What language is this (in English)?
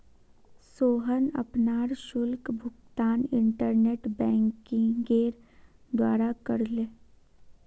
Magahi